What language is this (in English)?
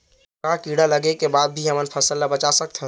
Chhattisgarhi